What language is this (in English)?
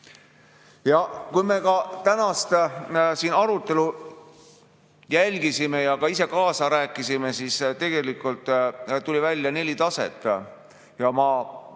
Estonian